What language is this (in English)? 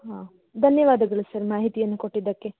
Kannada